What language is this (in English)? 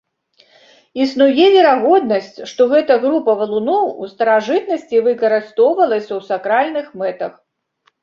Belarusian